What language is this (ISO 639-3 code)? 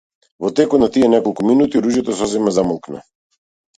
mkd